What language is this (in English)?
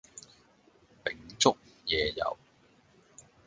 Cantonese